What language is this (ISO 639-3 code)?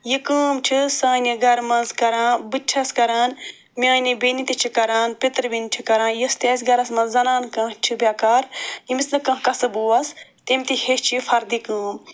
kas